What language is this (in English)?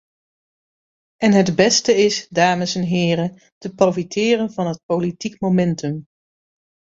Dutch